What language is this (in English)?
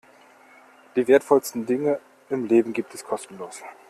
German